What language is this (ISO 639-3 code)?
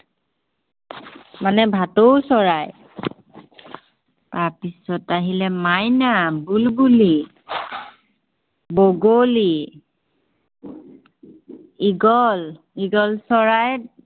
asm